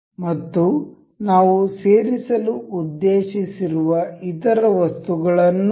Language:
Kannada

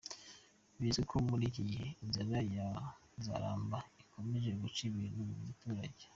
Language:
Kinyarwanda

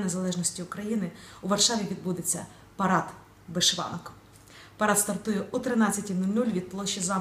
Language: Ukrainian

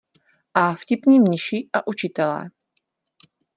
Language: Czech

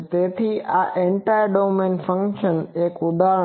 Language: Gujarati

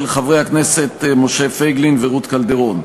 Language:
Hebrew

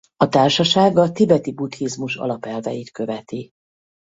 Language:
Hungarian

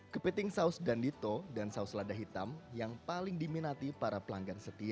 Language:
Indonesian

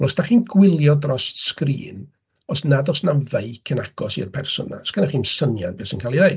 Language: Welsh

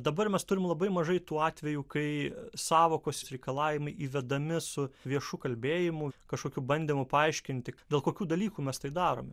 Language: Lithuanian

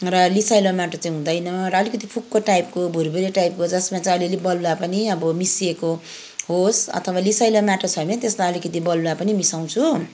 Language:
Nepali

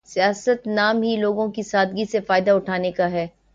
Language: Urdu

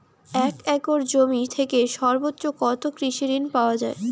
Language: Bangla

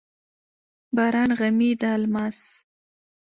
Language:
Pashto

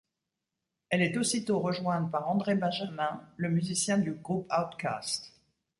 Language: French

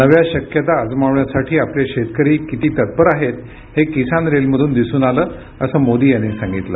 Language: Marathi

